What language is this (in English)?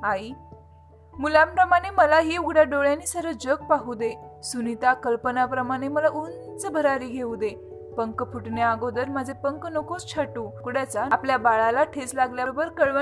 Marathi